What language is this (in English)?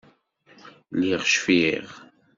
Kabyle